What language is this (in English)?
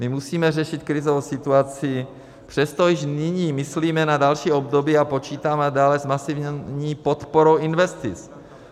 Czech